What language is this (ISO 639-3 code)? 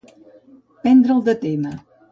cat